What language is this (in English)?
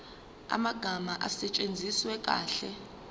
Zulu